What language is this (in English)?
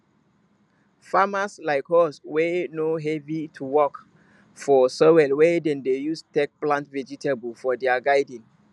Nigerian Pidgin